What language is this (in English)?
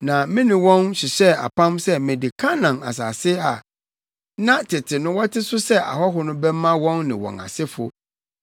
Akan